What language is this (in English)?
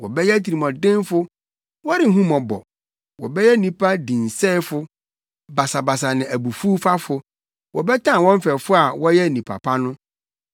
Akan